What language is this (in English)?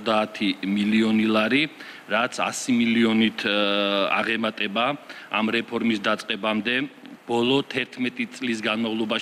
Romanian